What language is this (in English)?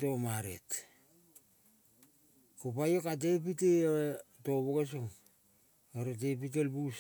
Kol (Papua New Guinea)